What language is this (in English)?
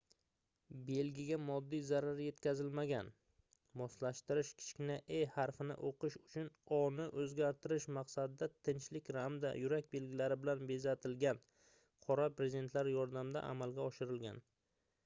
Uzbek